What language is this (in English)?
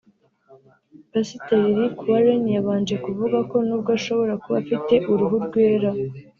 Kinyarwanda